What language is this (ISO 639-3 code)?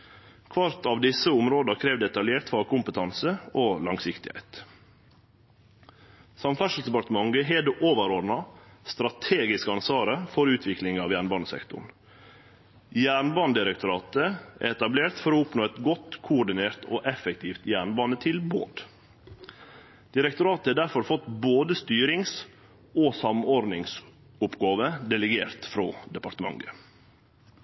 nno